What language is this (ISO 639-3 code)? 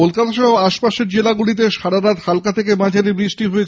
ben